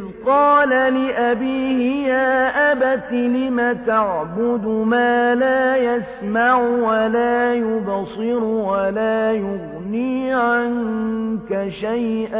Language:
Arabic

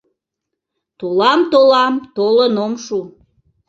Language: Mari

